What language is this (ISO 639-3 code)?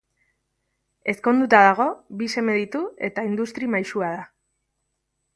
eus